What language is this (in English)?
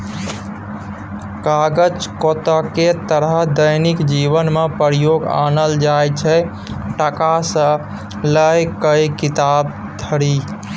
Maithili